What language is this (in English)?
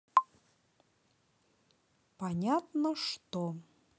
Russian